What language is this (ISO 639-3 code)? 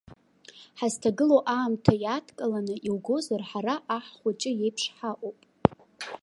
abk